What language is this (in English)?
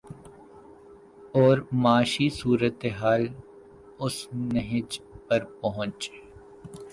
Urdu